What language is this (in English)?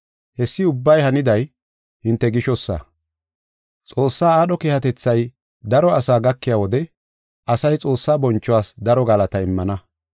Gofa